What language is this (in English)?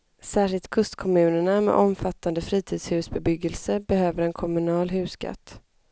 Swedish